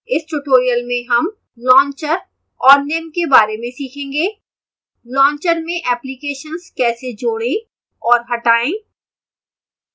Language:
Hindi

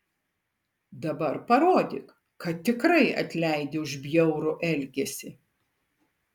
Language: Lithuanian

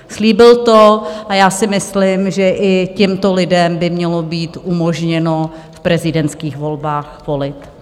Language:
Czech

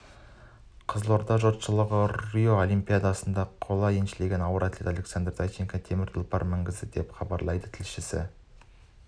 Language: Kazakh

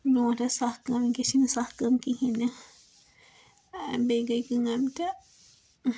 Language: Kashmiri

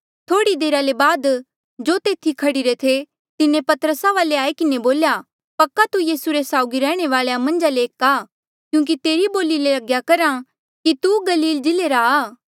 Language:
Mandeali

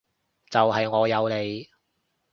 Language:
Cantonese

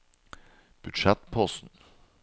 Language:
Norwegian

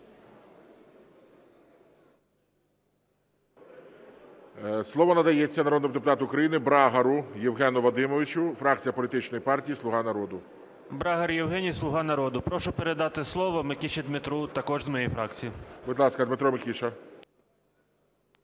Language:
Ukrainian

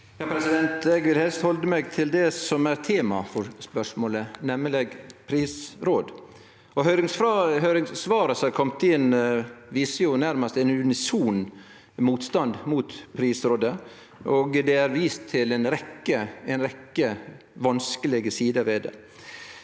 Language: Norwegian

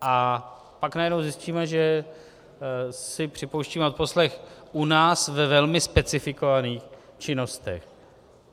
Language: Czech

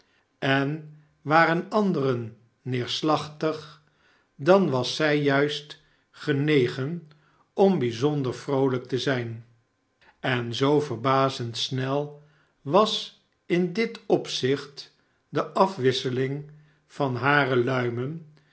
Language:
Dutch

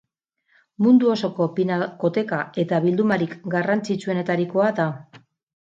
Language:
Basque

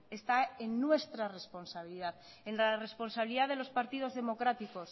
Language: Spanish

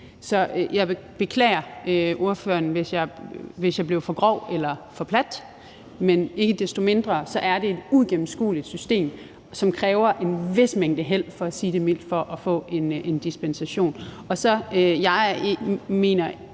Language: Danish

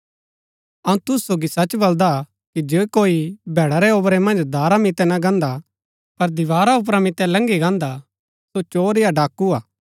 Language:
Gaddi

